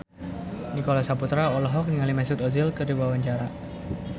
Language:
Sundanese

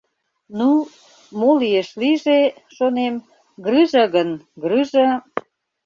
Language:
Mari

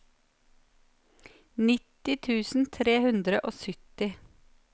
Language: Norwegian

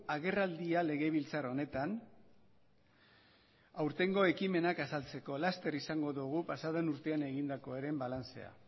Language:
Basque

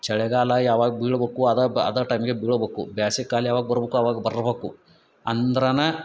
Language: Kannada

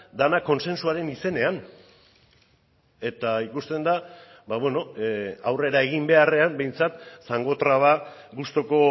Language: Basque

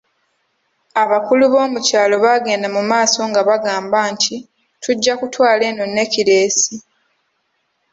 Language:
Ganda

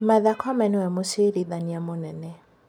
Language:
Kikuyu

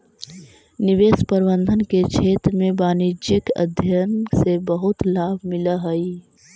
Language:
Magahi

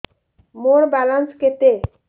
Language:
Odia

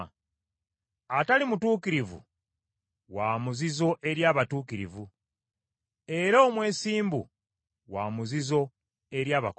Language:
Ganda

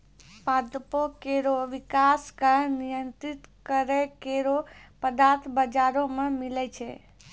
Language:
Maithili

